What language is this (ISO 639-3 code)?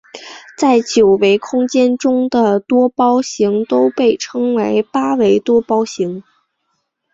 zho